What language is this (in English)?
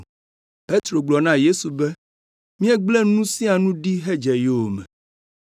Ewe